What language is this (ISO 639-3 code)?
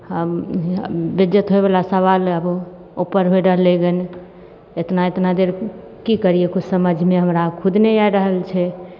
mai